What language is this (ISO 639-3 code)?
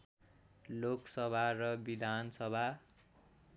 nep